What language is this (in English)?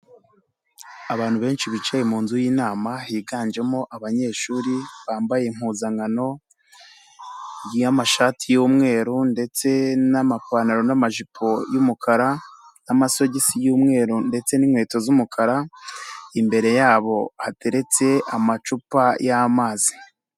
Kinyarwanda